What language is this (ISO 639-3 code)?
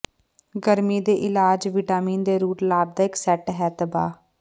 pan